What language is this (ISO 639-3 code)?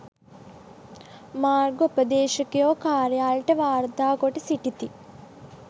sin